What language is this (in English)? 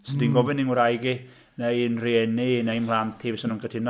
Welsh